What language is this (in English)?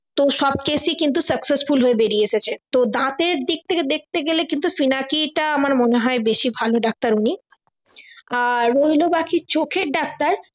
Bangla